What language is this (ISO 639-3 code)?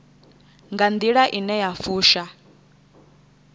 ven